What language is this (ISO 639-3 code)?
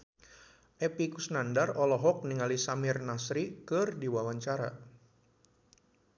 sun